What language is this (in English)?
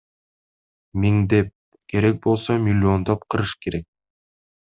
Kyrgyz